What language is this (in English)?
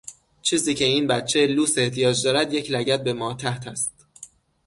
Persian